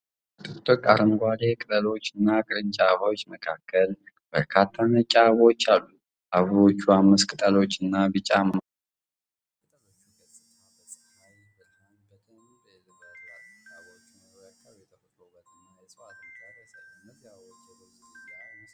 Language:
Amharic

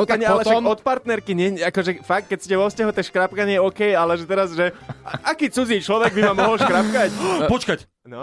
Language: Slovak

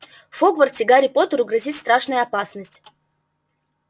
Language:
Russian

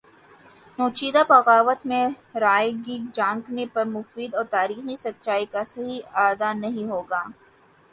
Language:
Urdu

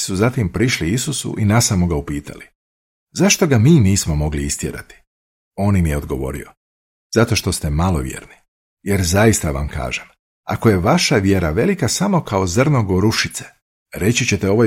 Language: Croatian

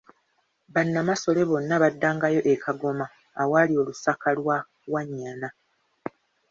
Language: Ganda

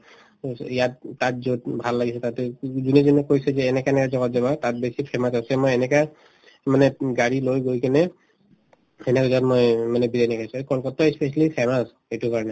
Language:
Assamese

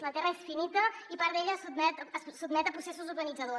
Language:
Catalan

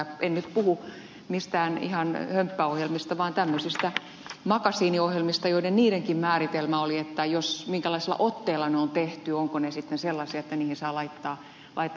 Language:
Finnish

